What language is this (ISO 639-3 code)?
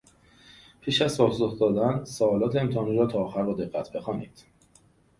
fas